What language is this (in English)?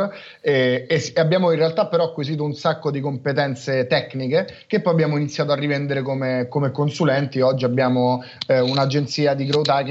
Italian